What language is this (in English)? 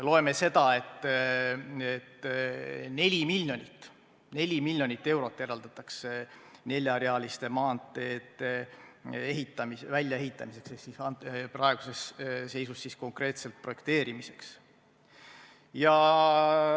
Estonian